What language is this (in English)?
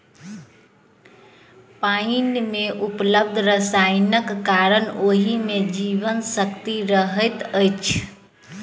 Maithili